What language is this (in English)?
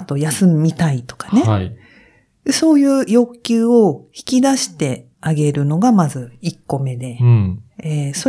Japanese